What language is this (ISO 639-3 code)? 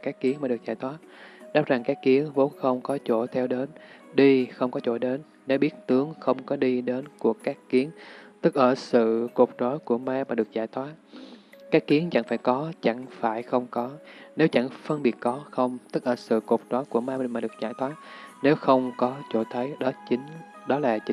vie